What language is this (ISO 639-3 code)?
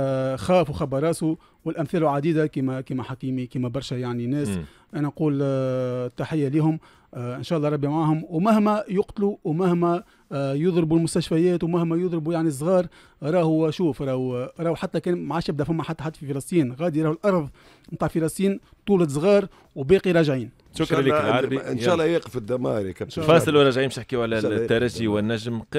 ara